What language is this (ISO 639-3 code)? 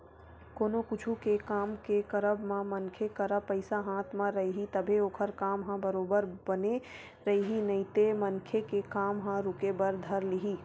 hne